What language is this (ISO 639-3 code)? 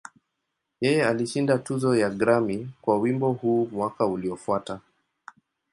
swa